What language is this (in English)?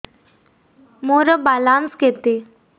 Odia